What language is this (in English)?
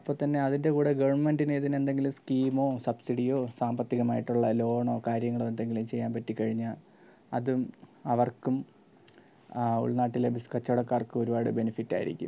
Malayalam